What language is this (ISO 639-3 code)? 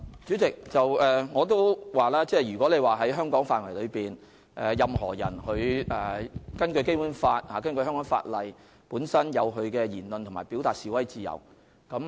yue